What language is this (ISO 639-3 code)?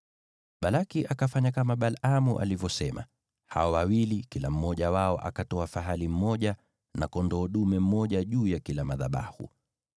swa